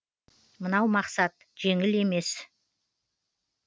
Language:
Kazakh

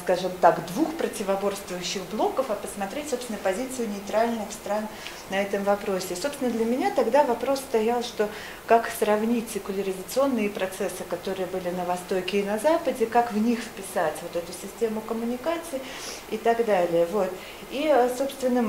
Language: Russian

